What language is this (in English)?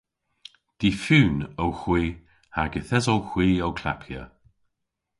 Cornish